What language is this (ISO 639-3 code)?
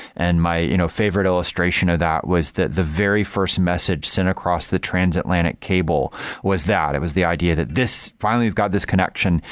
eng